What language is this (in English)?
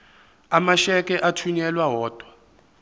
Zulu